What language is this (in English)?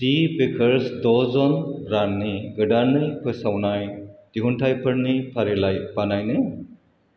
Bodo